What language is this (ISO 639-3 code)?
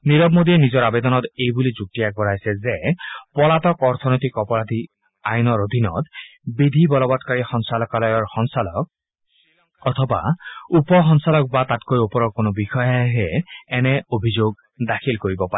asm